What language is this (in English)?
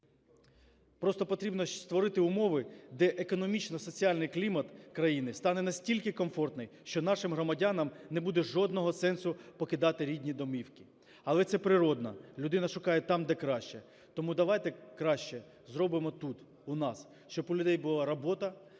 Ukrainian